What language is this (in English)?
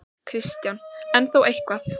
Icelandic